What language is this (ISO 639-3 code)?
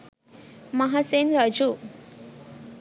sin